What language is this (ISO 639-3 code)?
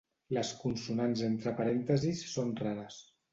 cat